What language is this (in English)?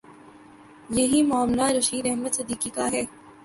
Urdu